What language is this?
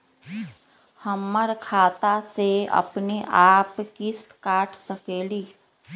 Magahi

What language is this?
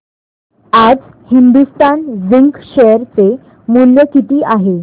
Marathi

